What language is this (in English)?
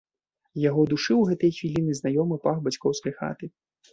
Belarusian